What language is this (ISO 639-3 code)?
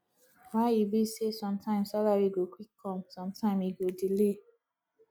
pcm